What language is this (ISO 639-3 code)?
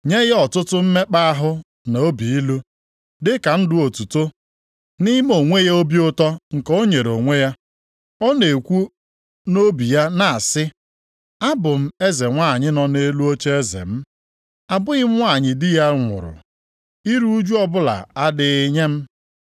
ibo